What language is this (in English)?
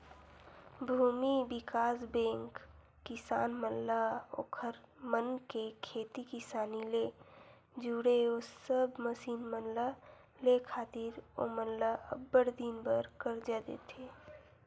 Chhattisgarhi